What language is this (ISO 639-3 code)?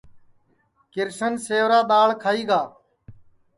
ssi